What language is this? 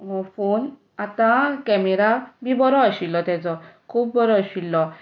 Konkani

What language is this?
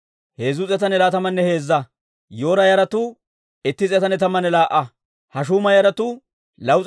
Dawro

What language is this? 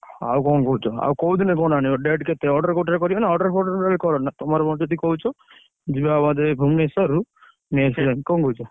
Odia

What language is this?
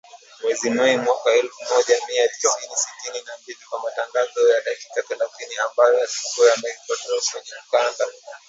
Swahili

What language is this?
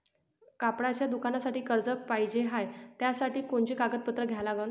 Marathi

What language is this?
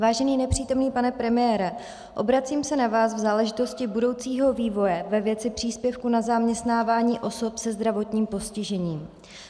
Czech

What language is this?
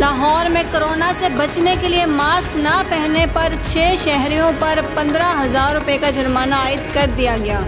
Hindi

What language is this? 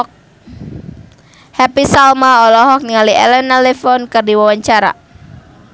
Sundanese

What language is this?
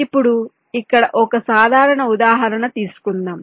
Telugu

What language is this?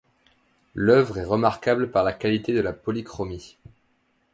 French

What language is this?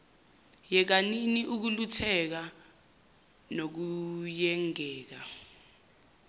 Zulu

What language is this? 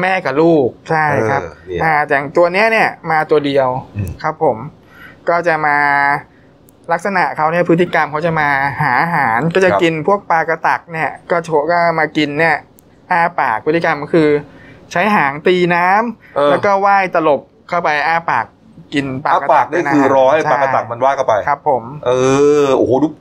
Thai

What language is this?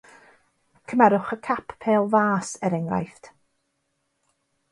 Welsh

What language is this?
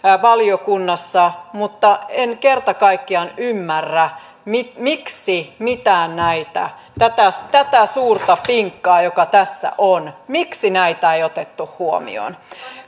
Finnish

